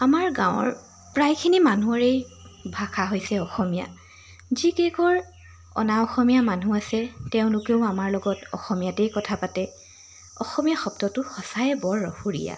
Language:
Assamese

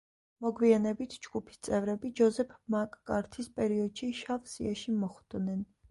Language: Georgian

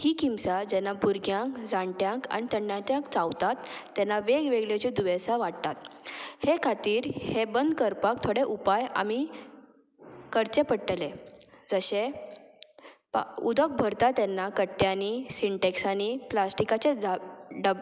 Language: Konkani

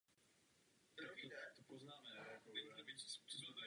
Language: Czech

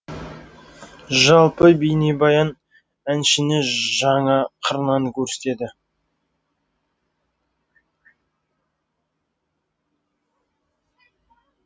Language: Kazakh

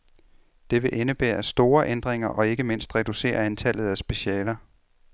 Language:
Danish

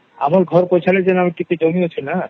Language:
Odia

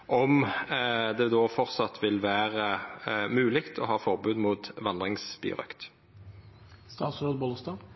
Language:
Norwegian Nynorsk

